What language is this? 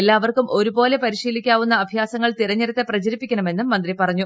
Malayalam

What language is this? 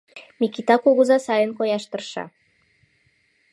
Mari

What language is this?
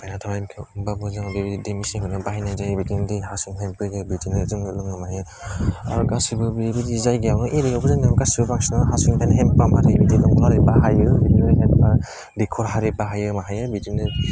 Bodo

